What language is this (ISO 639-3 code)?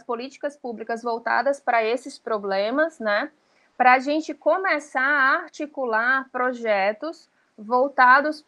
por